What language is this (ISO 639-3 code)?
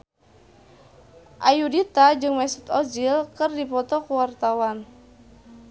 sun